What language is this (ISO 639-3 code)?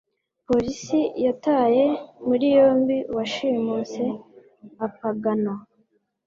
kin